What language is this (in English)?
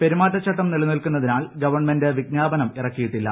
Malayalam